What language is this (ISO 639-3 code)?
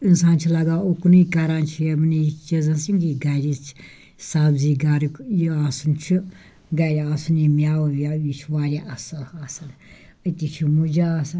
kas